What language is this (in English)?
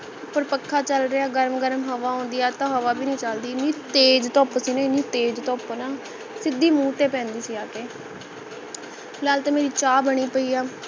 Punjabi